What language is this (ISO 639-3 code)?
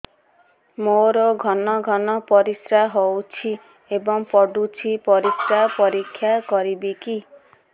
ori